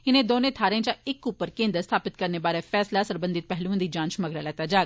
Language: Dogri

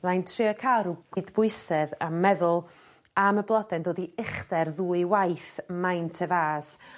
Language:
Welsh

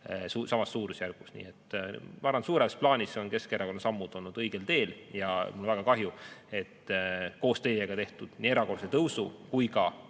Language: Estonian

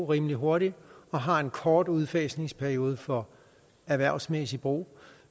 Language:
Danish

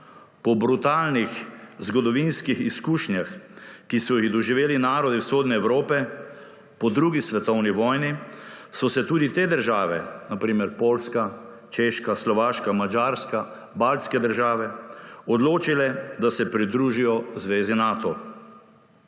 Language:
Slovenian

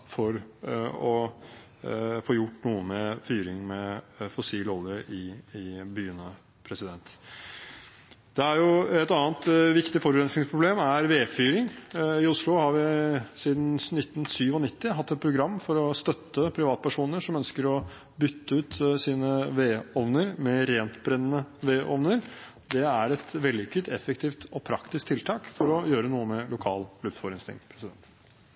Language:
Norwegian Bokmål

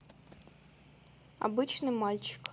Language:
Russian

